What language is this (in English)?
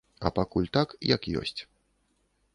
Belarusian